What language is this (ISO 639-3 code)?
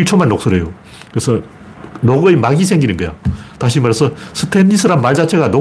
kor